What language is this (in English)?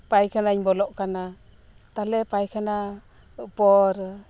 Santali